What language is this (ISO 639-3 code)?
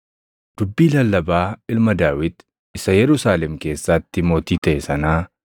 orm